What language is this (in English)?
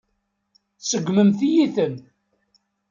Kabyle